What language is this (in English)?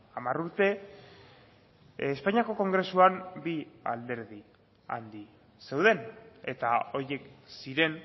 Basque